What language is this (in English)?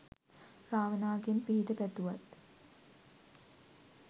Sinhala